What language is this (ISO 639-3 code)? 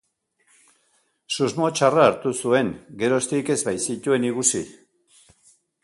eus